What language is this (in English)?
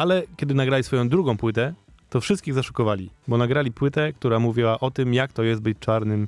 Polish